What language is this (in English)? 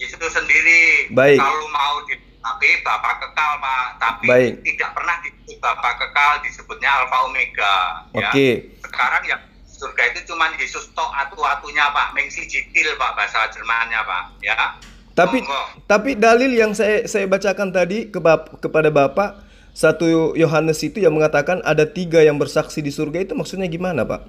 Indonesian